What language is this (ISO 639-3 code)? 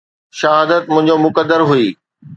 snd